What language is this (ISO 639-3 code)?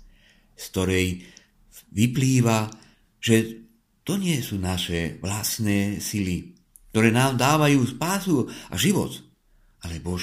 ces